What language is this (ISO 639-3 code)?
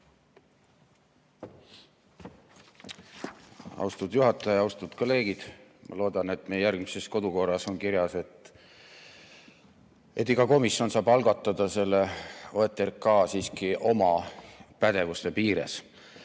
est